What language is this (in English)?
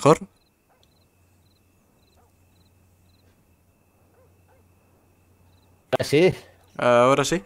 Spanish